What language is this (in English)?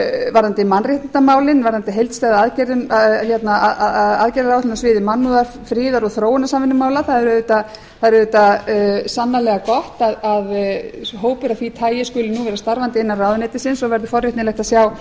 Icelandic